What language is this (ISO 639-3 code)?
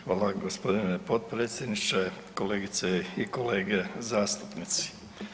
hrv